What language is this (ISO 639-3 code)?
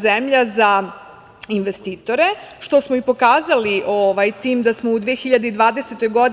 srp